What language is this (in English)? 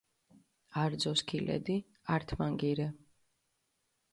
Mingrelian